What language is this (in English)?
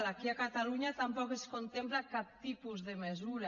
Catalan